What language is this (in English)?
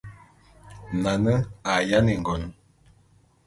Bulu